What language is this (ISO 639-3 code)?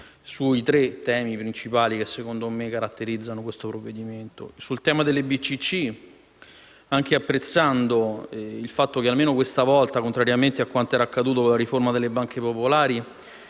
ita